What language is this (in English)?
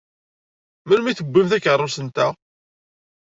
Kabyle